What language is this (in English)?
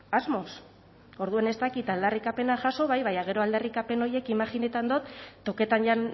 Basque